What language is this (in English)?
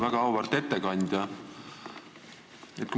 Estonian